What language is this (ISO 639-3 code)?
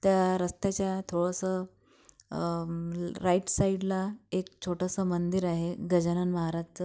mar